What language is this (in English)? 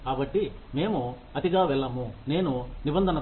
Telugu